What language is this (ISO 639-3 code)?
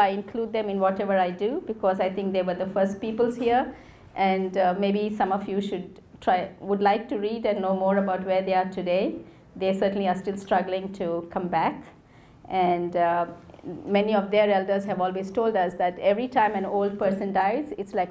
eng